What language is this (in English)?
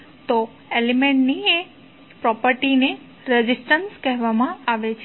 Gujarati